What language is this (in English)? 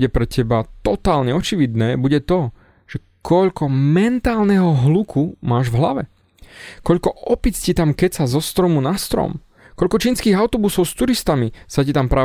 Slovak